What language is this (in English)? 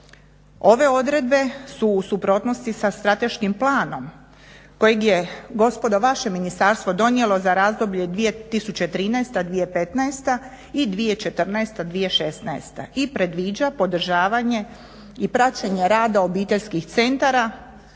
Croatian